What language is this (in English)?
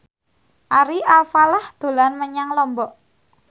Javanese